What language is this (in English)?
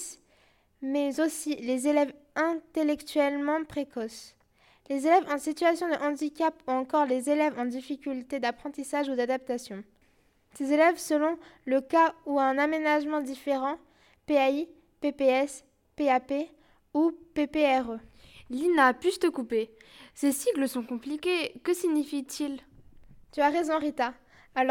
French